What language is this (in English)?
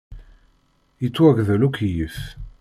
Kabyle